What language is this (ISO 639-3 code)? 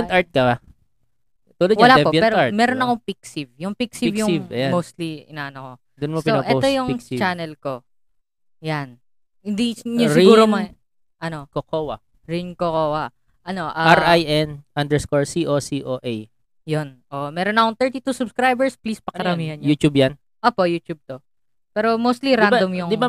fil